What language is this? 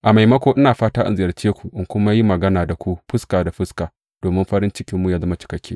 Hausa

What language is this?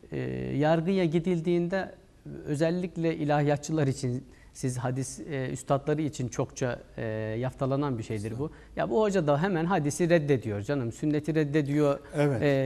Turkish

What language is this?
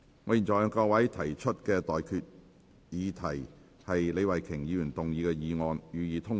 Cantonese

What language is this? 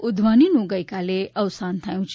Gujarati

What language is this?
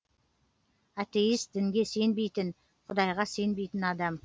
Kazakh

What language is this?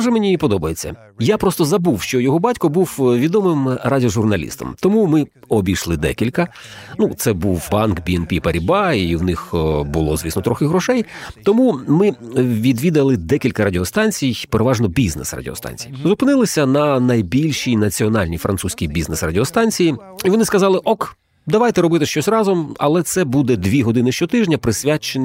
Ukrainian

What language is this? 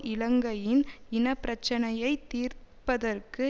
Tamil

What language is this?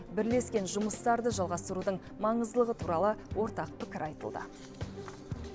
Kazakh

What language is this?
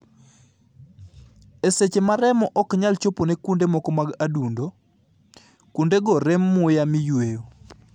Luo (Kenya and Tanzania)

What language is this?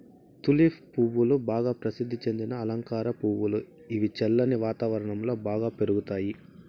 Telugu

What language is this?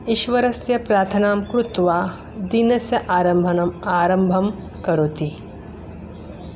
Sanskrit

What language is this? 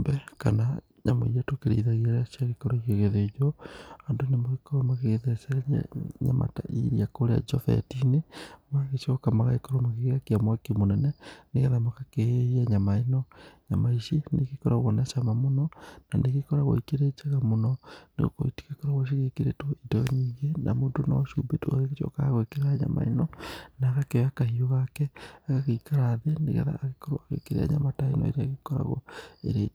Kikuyu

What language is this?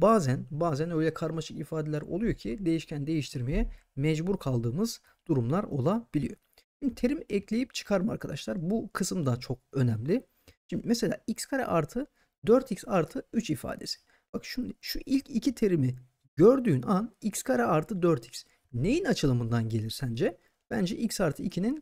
Turkish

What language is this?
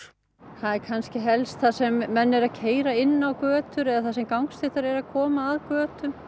Icelandic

